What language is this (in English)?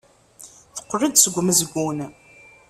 Kabyle